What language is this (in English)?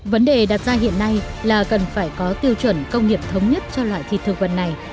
Vietnamese